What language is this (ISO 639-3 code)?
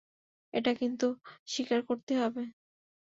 ben